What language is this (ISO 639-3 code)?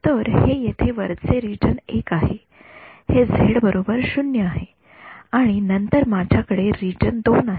mar